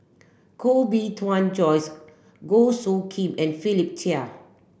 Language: English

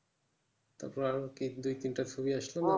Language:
Bangla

